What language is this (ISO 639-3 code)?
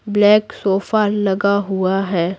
hin